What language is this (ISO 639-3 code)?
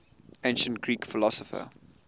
eng